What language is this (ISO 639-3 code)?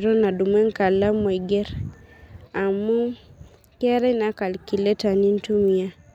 mas